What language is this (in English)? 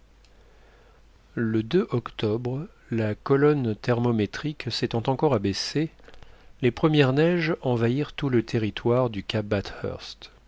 French